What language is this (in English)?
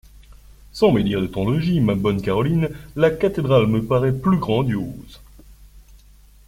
French